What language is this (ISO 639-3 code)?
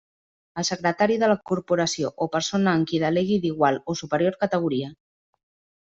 cat